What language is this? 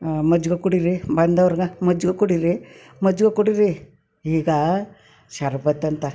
Kannada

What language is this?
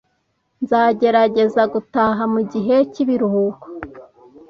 Kinyarwanda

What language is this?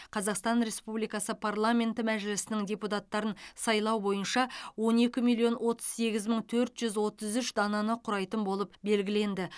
Kazakh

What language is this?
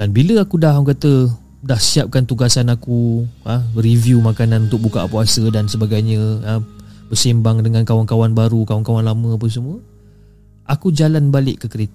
Malay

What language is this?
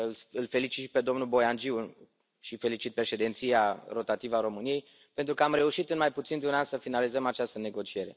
Romanian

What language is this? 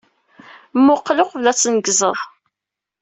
Kabyle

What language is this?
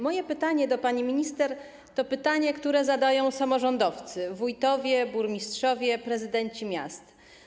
Polish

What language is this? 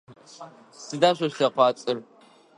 Adyghe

